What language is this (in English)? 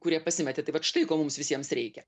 Lithuanian